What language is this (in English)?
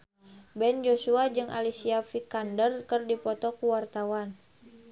Sundanese